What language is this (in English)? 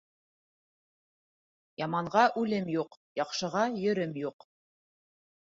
Bashkir